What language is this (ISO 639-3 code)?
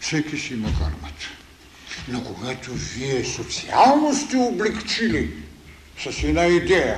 bul